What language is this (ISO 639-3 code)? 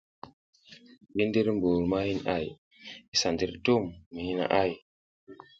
giz